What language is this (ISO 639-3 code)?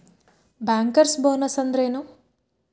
kan